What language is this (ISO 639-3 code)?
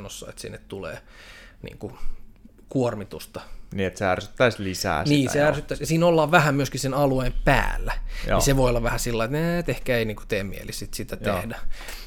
fin